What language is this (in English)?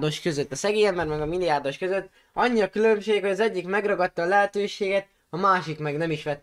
Hungarian